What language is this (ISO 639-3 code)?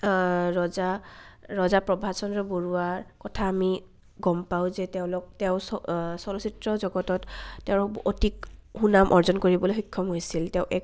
asm